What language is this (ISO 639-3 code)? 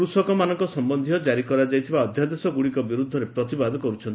ori